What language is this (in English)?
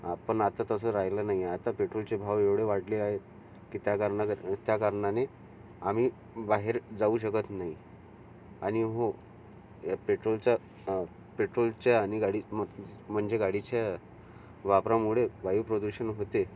Marathi